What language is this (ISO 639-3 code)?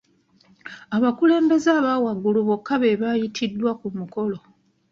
lug